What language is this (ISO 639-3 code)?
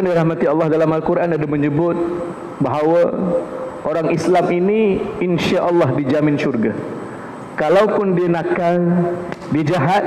msa